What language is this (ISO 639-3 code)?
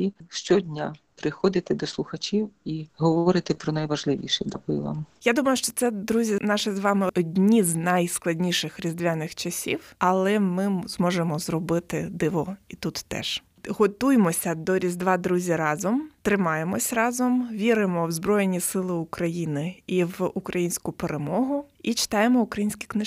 ukr